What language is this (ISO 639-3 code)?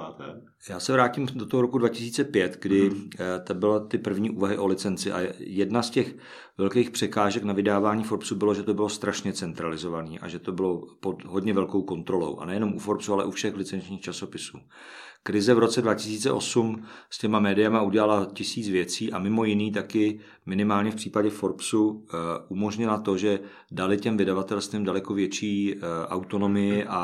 ces